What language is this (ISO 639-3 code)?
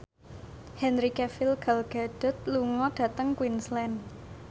jav